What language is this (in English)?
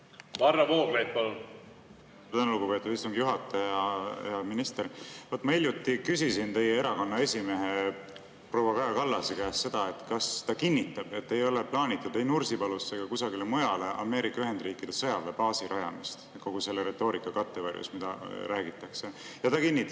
Estonian